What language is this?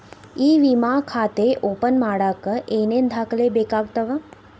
Kannada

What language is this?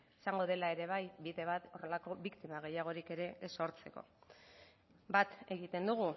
Basque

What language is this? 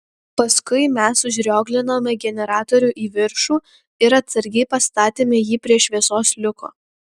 Lithuanian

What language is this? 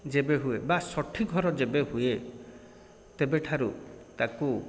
Odia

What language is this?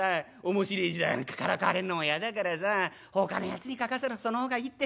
Japanese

